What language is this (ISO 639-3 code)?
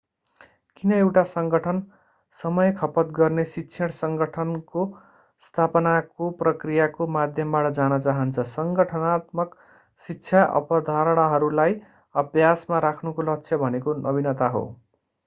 nep